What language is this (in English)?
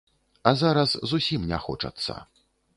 Belarusian